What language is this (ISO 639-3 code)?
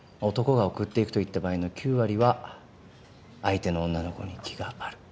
jpn